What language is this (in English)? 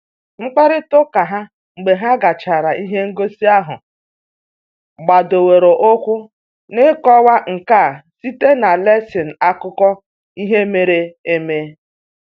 Igbo